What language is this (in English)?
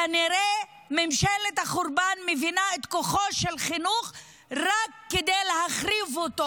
Hebrew